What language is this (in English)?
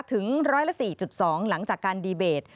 Thai